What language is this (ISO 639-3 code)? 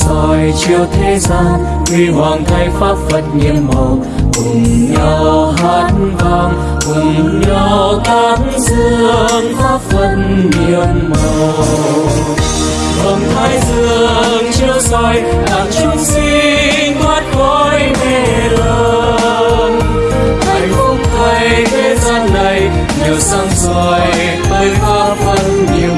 vie